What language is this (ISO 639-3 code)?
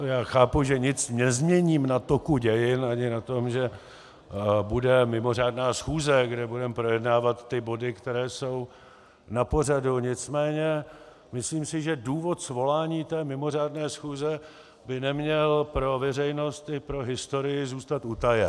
ces